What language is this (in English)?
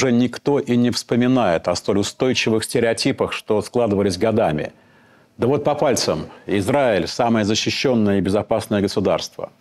Russian